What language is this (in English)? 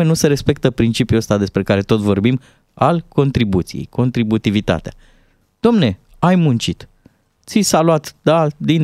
Romanian